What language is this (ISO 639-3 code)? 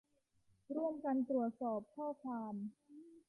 tha